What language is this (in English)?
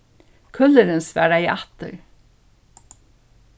Faroese